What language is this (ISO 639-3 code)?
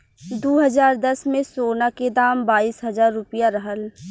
bho